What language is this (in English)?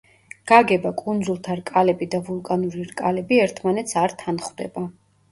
Georgian